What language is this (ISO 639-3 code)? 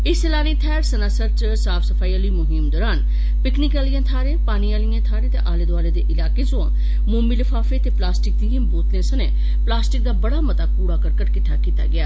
doi